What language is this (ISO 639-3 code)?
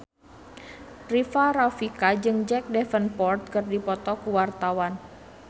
sun